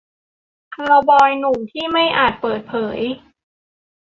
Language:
Thai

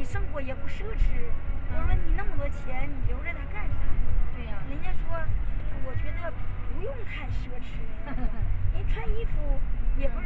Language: Chinese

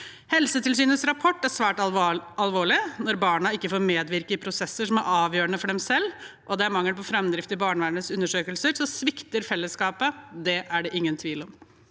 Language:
Norwegian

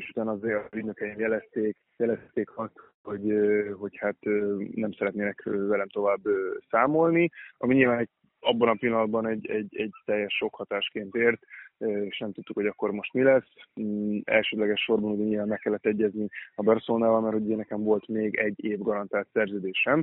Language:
Hungarian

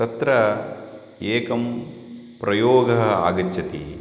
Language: Sanskrit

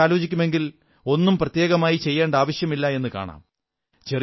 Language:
Malayalam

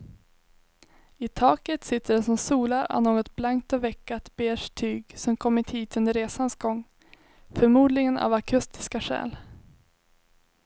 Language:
Swedish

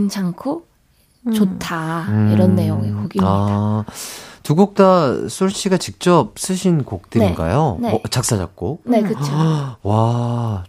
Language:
Korean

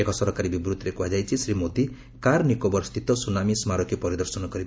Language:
Odia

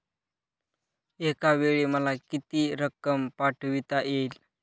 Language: Marathi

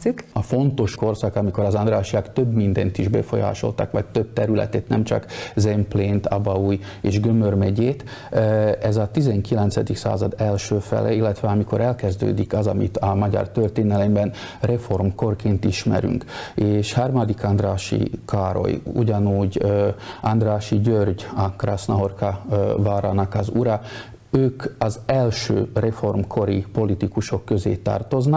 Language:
Hungarian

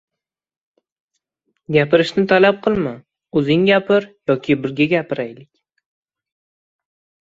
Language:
Uzbek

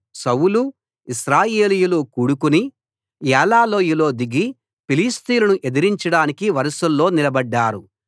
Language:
Telugu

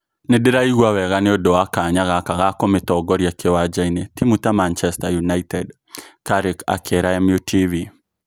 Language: Kikuyu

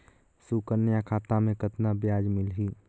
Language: Chhattisgarhi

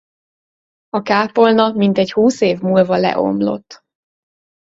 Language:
Hungarian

